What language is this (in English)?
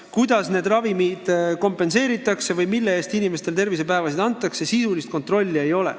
Estonian